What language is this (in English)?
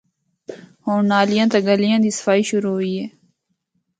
Northern Hindko